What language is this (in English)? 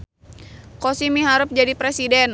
Sundanese